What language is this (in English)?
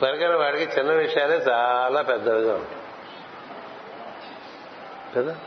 Telugu